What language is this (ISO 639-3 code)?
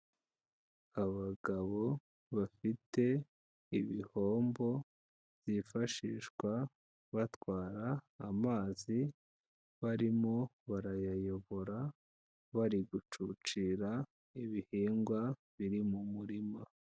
kin